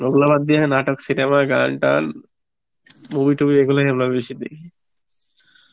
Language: Bangla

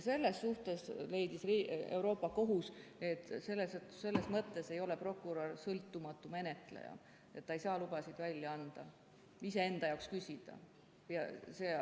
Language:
Estonian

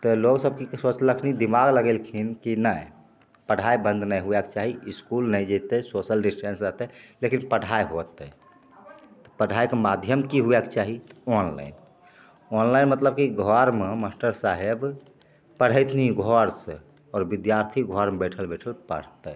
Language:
Maithili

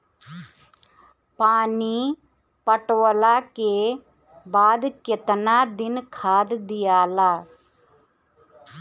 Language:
Bhojpuri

